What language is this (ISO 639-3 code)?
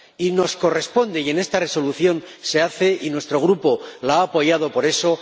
spa